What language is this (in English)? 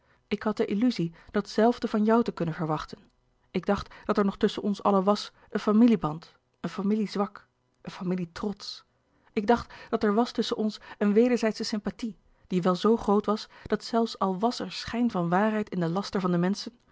Dutch